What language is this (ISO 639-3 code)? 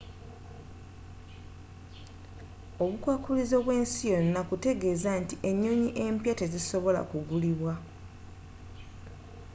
lug